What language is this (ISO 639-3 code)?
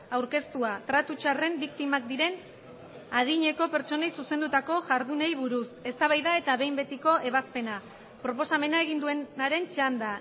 eus